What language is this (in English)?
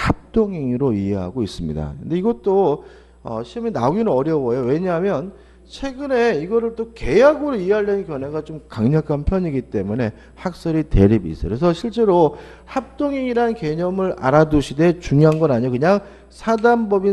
Korean